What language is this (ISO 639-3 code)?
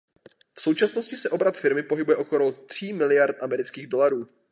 ces